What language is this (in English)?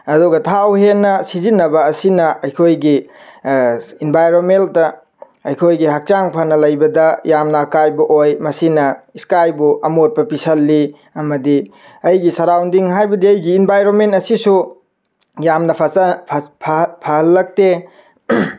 Manipuri